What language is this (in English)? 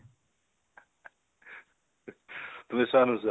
Assamese